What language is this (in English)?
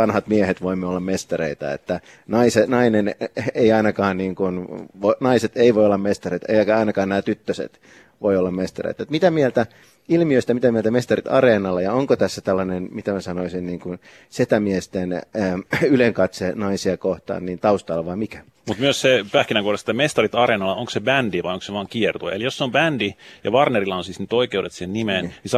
Finnish